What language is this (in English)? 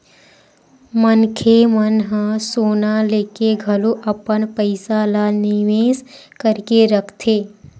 Chhattisgarhi